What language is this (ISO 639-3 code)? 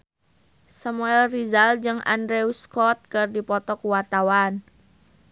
sun